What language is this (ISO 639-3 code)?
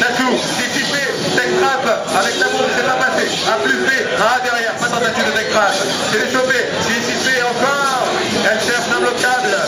fra